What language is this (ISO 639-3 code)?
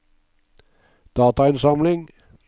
nor